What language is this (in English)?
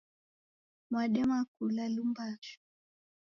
Taita